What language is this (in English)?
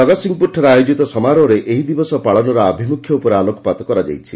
Odia